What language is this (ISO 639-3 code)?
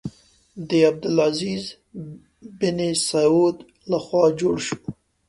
pus